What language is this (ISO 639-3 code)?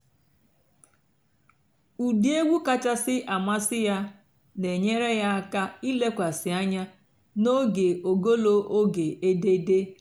ibo